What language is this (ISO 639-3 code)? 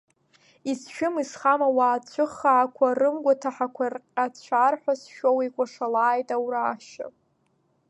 abk